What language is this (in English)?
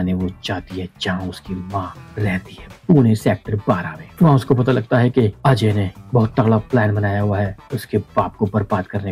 Hindi